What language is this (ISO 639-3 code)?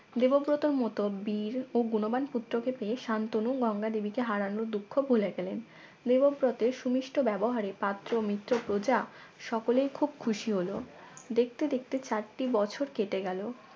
ben